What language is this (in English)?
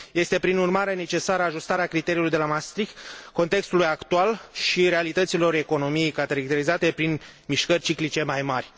Romanian